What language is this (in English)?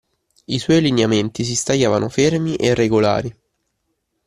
Italian